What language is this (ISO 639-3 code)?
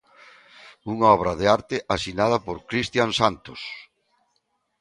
glg